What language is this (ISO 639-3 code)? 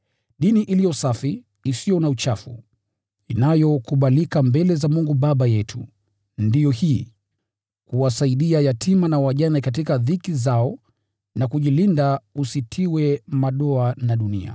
swa